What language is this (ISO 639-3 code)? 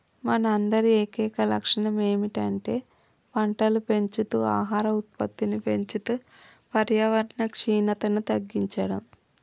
tel